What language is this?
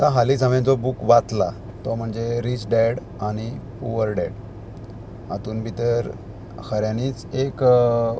Konkani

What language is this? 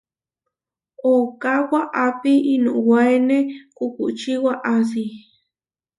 Huarijio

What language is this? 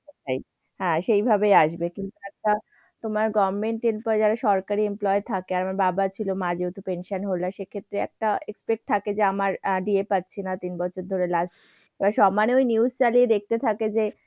Bangla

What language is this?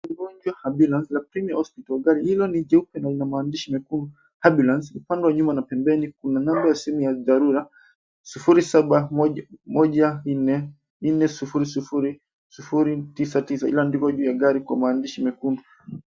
Swahili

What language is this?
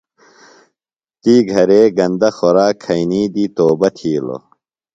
Phalura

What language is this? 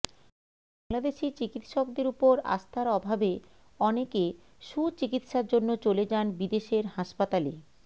Bangla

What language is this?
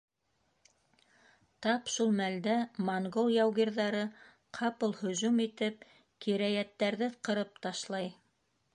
Bashkir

